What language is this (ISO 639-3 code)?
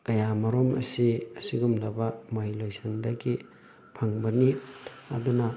mni